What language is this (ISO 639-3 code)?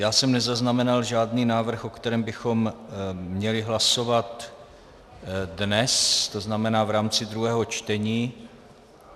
ces